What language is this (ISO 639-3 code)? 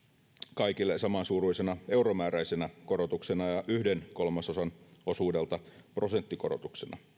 fin